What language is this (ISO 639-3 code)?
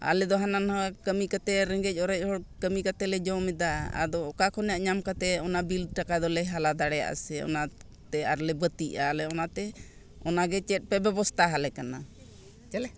sat